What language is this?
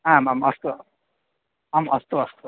Sanskrit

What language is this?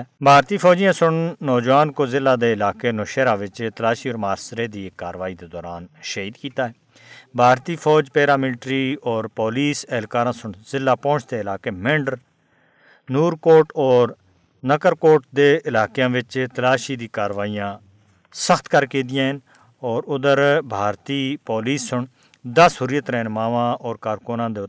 Urdu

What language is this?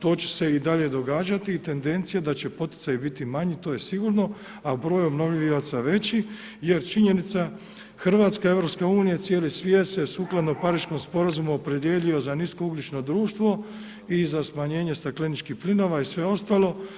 Croatian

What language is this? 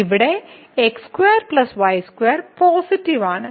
Malayalam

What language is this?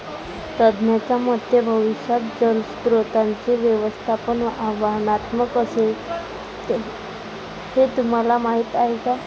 Marathi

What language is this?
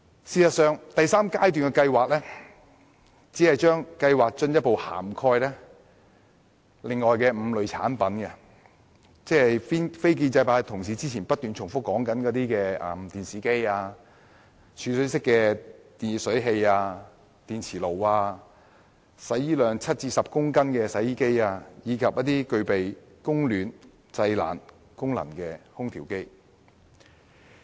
Cantonese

